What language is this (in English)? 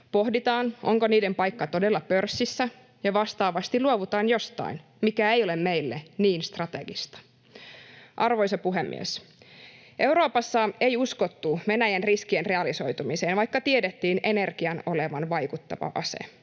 Finnish